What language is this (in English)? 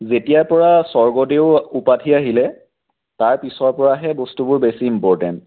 Assamese